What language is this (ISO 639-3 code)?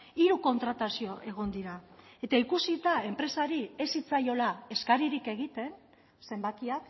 eus